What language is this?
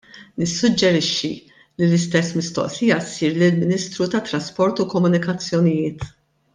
Maltese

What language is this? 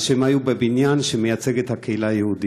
Hebrew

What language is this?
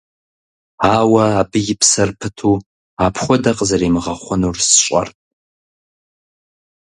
Kabardian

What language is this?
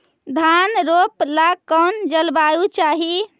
Magahi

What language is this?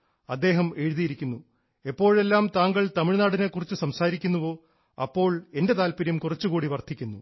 Malayalam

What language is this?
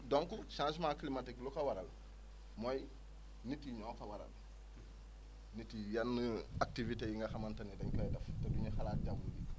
Wolof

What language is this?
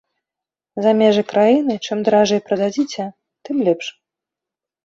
Belarusian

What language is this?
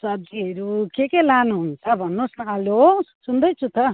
Nepali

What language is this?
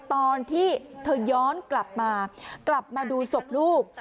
Thai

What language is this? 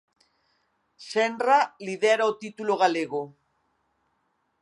Galician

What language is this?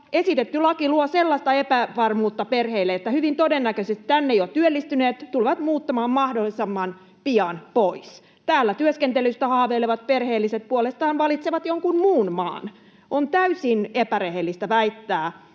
Finnish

